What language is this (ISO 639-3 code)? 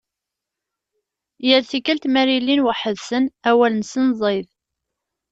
kab